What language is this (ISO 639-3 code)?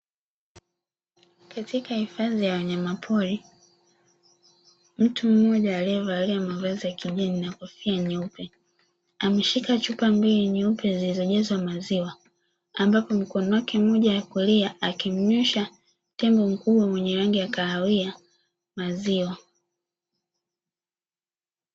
swa